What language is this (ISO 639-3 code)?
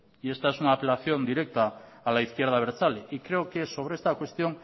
spa